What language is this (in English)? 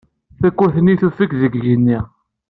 Kabyle